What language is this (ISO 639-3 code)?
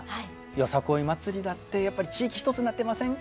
jpn